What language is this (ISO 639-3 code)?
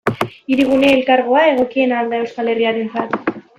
eus